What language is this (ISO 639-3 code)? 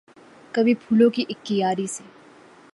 urd